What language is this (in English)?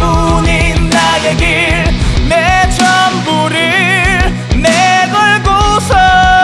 Korean